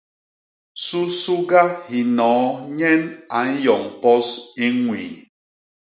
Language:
Basaa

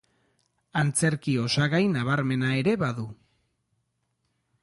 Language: Basque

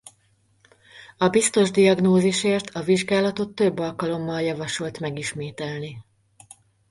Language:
Hungarian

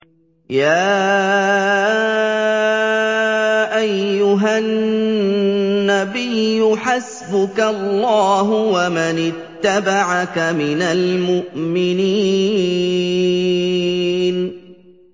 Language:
Arabic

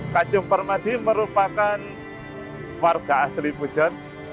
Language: Indonesian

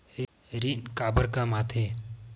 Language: Chhattisgarhi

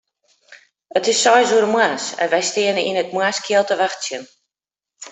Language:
Western Frisian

